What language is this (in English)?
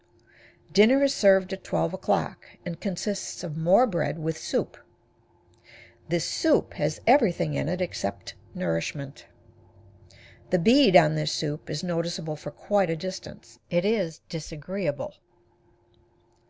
English